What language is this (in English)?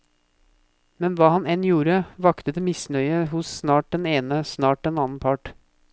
Norwegian